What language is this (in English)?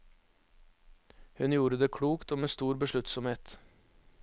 Norwegian